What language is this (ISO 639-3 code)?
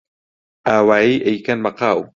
ckb